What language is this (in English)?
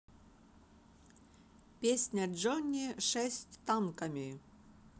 Russian